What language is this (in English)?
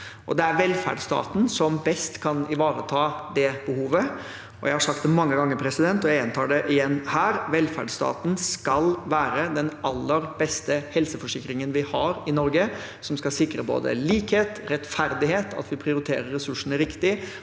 Norwegian